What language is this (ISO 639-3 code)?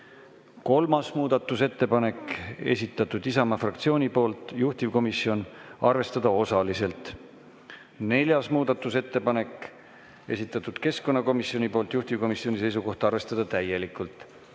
est